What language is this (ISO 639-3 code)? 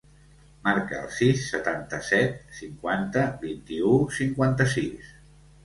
cat